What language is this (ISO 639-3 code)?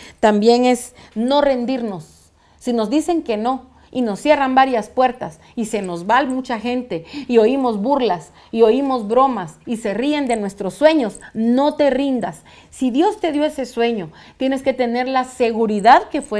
spa